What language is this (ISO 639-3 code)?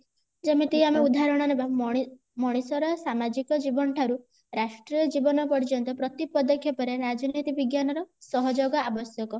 ori